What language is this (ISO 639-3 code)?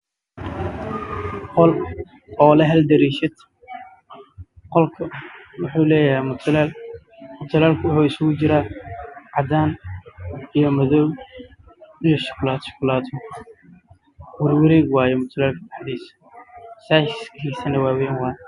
som